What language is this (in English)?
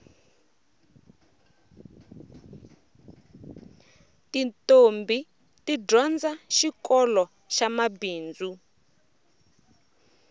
Tsonga